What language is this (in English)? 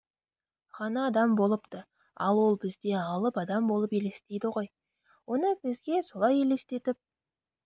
Kazakh